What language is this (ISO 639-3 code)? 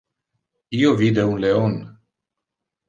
ina